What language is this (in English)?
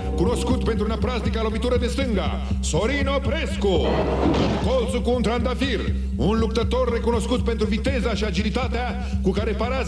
Romanian